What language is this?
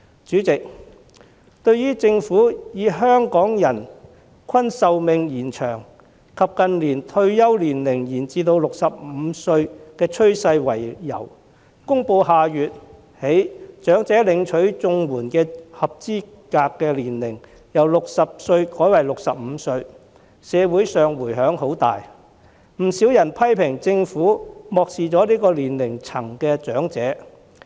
Cantonese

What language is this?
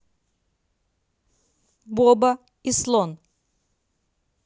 Russian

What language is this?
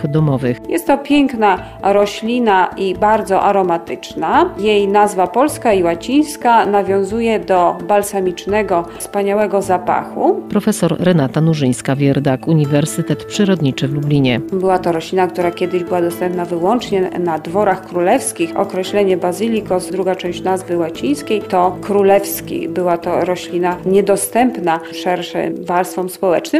Polish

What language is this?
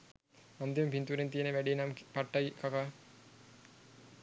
Sinhala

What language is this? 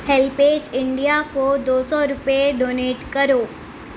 Urdu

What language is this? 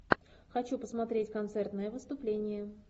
Russian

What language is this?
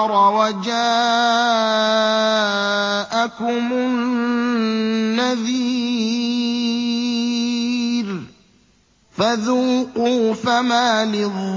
Arabic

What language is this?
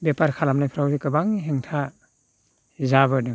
Bodo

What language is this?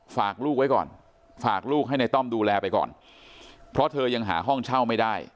Thai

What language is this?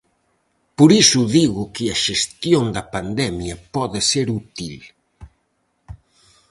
Galician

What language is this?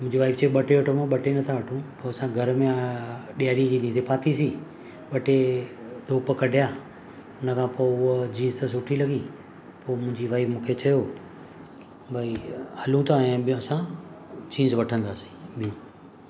Sindhi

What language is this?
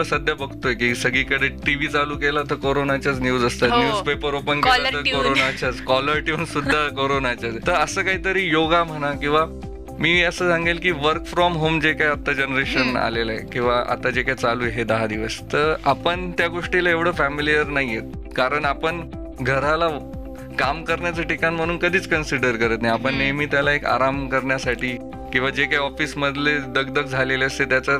Marathi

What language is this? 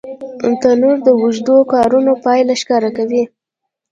Pashto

